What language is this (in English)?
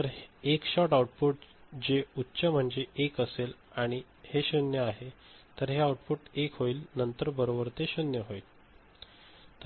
Marathi